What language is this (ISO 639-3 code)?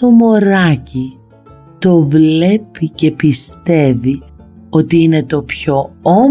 ell